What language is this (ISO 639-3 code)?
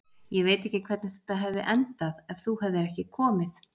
isl